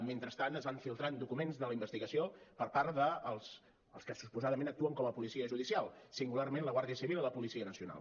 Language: Catalan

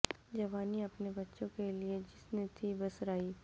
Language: Urdu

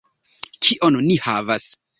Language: Esperanto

